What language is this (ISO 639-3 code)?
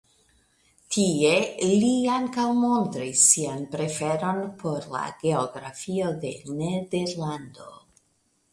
epo